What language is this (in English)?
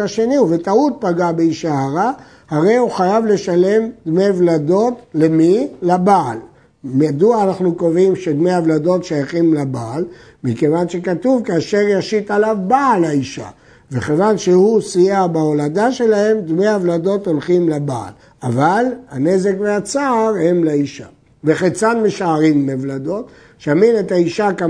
Hebrew